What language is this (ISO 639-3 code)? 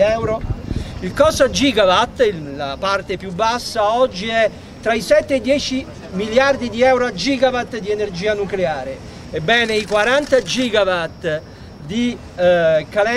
ita